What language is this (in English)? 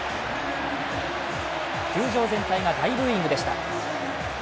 Japanese